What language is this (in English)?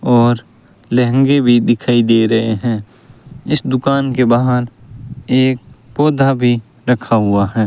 Hindi